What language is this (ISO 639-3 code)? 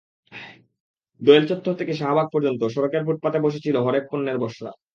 ben